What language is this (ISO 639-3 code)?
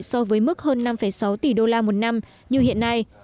vie